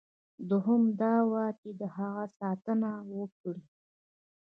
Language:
Pashto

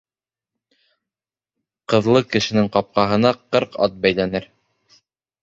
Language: Bashkir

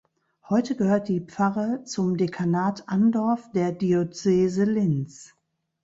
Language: German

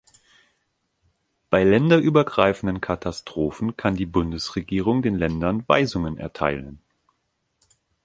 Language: German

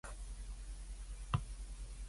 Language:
Cantonese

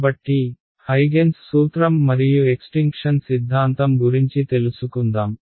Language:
Telugu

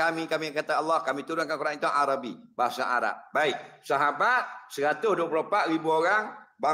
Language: Malay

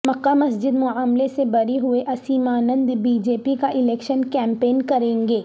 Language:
Urdu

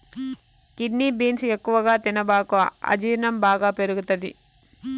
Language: Telugu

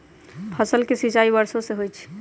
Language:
Magahi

